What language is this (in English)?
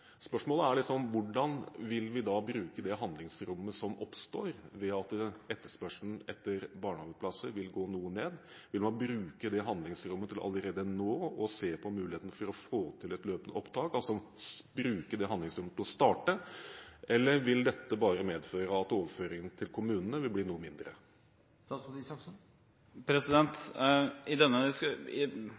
Norwegian Bokmål